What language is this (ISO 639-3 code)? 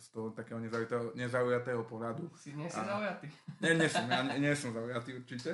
slk